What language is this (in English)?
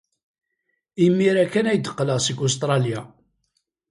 Kabyle